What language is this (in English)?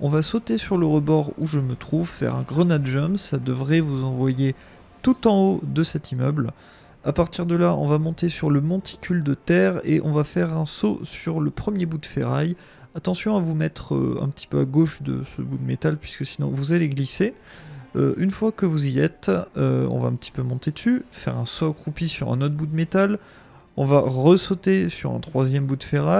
French